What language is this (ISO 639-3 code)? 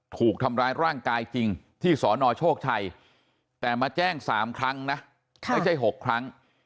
tha